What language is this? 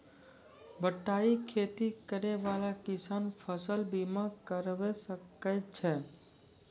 Maithili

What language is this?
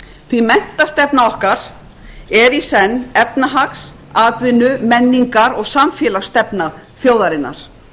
Icelandic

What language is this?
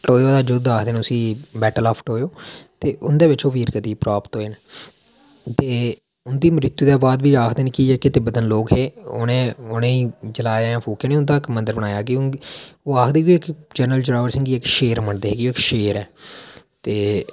Dogri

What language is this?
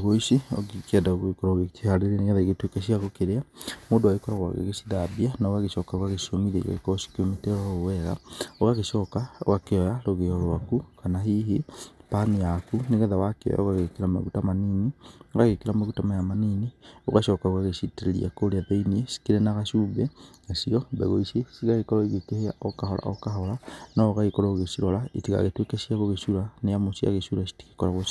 Kikuyu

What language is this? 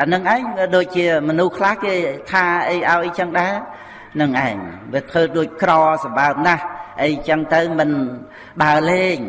Vietnamese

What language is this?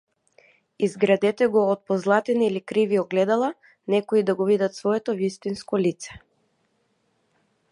Macedonian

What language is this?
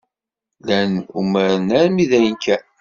Kabyle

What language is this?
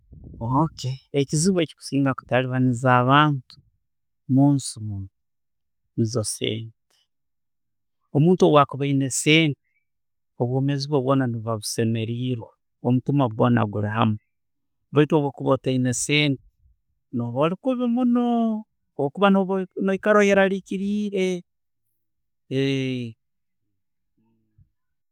Tooro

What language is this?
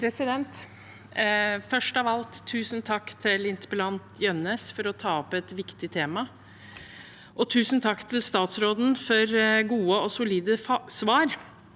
Norwegian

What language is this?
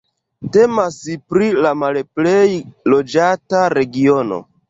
Esperanto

